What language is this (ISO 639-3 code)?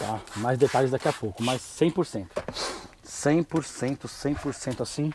por